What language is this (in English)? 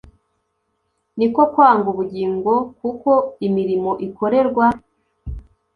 Kinyarwanda